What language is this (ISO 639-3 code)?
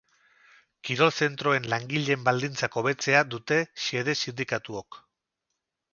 eus